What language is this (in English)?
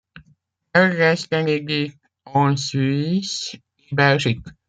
French